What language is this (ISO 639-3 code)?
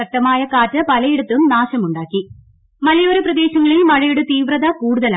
mal